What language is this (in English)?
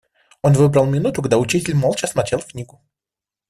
Russian